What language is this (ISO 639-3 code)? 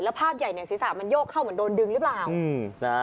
tha